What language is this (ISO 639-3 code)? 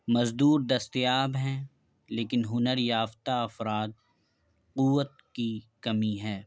urd